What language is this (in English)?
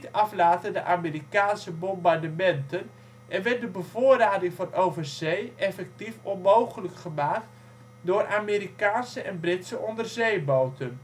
Dutch